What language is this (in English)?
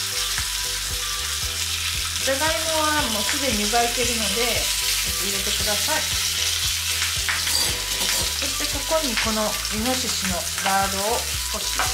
Japanese